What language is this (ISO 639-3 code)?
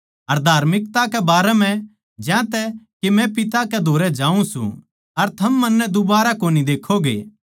bgc